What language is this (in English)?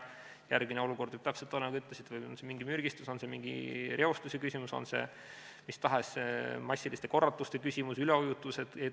Estonian